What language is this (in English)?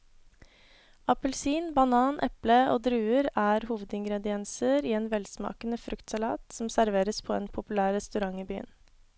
Norwegian